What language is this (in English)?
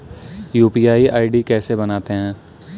Hindi